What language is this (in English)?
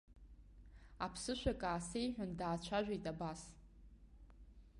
Abkhazian